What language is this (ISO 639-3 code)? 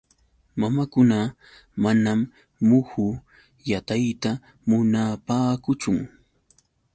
qux